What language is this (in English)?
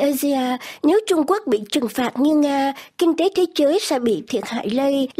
Vietnamese